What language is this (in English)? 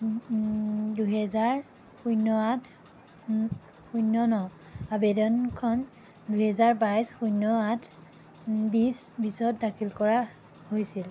Assamese